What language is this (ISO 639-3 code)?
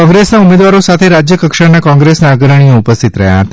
guj